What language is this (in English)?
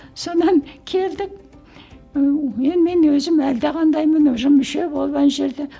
Kazakh